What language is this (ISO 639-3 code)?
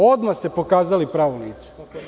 srp